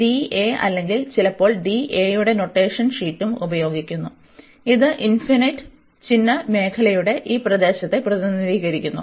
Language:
Malayalam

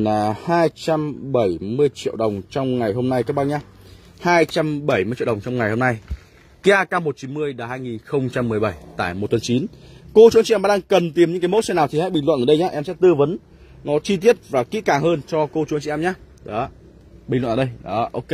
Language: Vietnamese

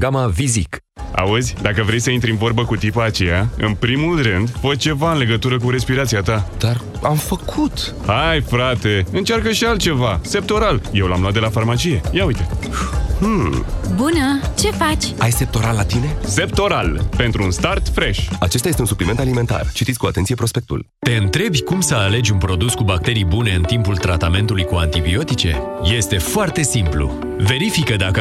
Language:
Romanian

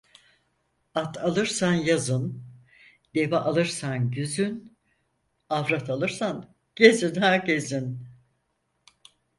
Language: Turkish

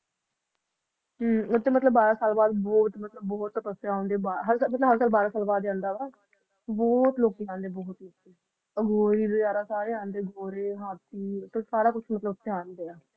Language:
Punjabi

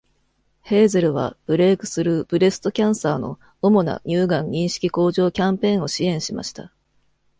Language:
Japanese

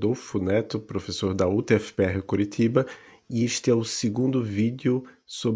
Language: Portuguese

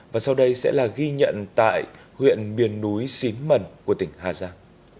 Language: Vietnamese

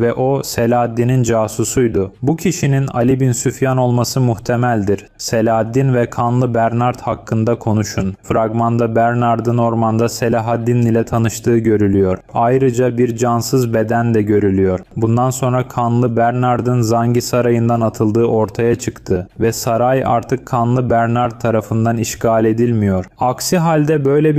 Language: Turkish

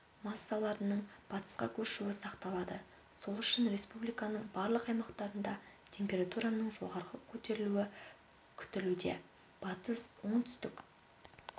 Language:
Kazakh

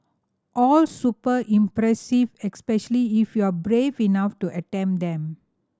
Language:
English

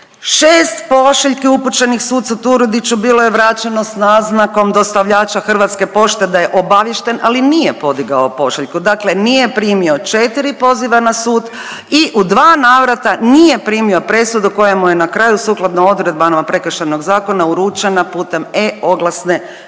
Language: Croatian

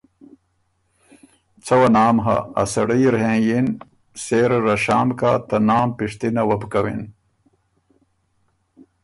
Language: Ormuri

